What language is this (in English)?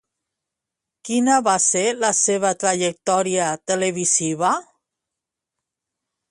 Catalan